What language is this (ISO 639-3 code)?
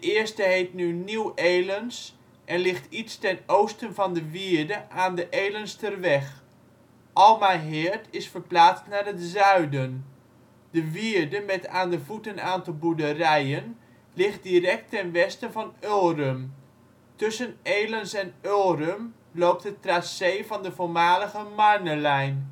nld